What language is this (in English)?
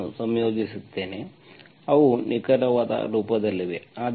Kannada